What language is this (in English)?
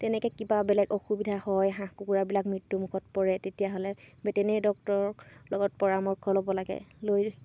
Assamese